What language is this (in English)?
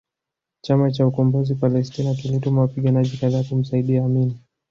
Swahili